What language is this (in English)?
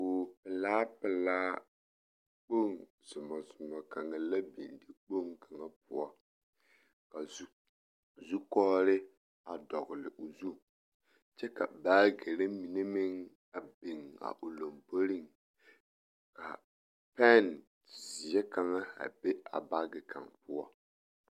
Southern Dagaare